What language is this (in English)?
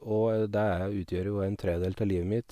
Norwegian